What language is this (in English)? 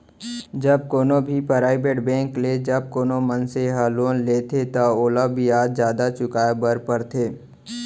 Chhattisgarhi